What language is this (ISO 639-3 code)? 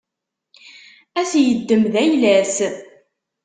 kab